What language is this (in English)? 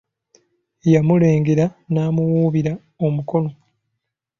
Ganda